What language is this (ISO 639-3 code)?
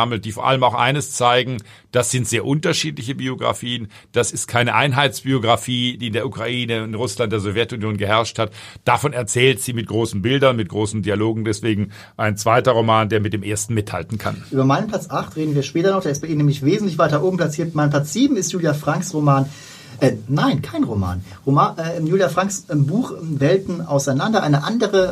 deu